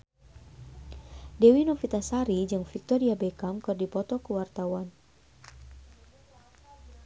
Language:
Sundanese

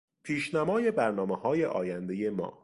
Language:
Persian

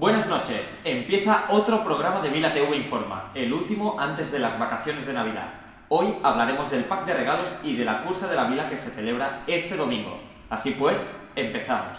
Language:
Spanish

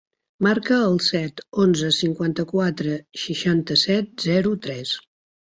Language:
Catalan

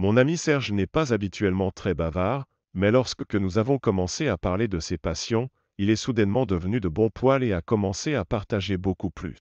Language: French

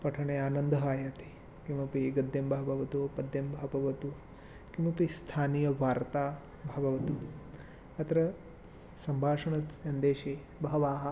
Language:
Sanskrit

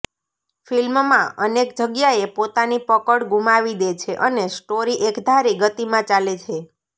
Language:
Gujarati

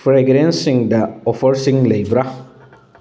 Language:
Manipuri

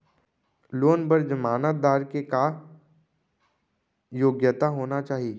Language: Chhattisgarhi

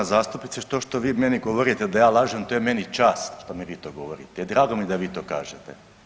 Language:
Croatian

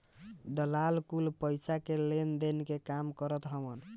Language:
Bhojpuri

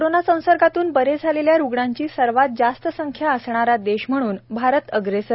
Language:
Marathi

